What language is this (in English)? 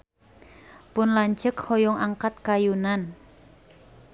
Sundanese